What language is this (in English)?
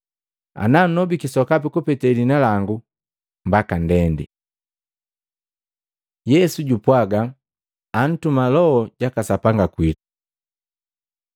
Matengo